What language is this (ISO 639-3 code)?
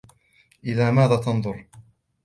ara